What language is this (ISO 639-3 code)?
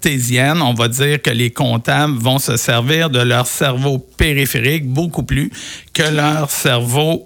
fra